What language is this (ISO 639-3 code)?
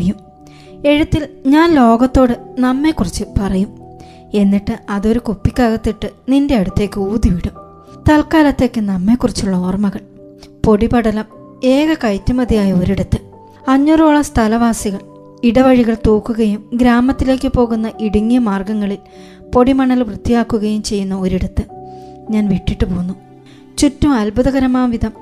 mal